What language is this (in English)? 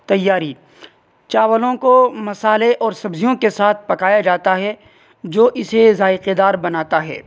Urdu